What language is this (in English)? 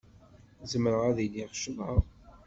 Kabyle